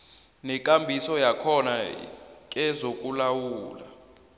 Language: South Ndebele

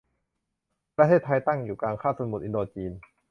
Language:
Thai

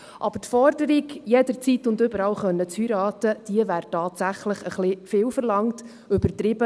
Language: Swiss German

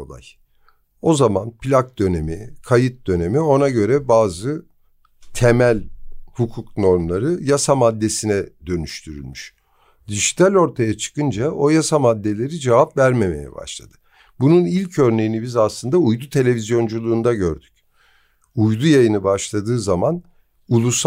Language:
Turkish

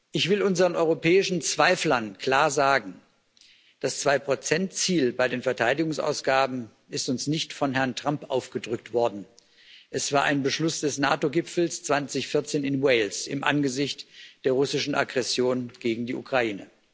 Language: German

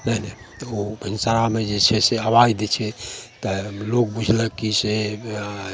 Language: Maithili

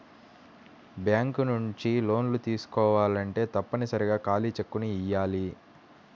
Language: Telugu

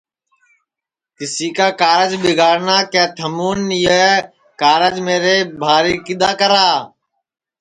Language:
Sansi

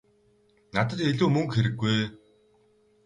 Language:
Mongolian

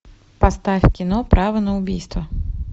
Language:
Russian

